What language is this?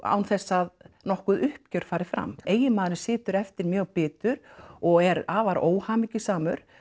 Icelandic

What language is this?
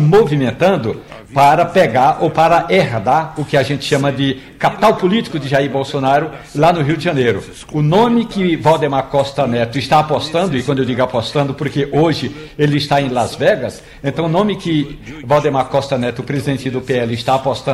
Portuguese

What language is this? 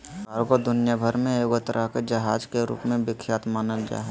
Magahi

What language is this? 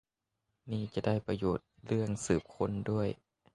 Thai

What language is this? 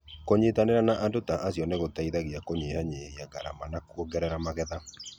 Kikuyu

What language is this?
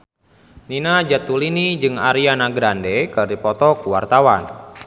Sundanese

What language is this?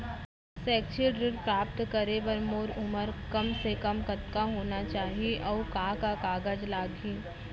Chhattisgarhi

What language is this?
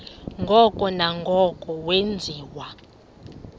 Xhosa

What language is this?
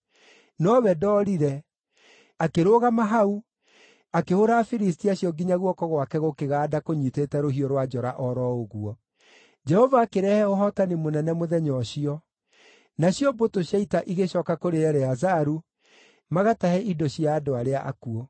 Kikuyu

